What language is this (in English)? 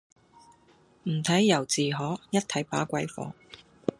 Cantonese